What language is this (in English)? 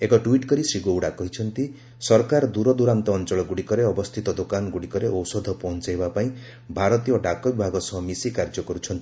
Odia